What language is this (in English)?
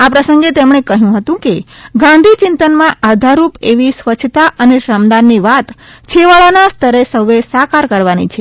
Gujarati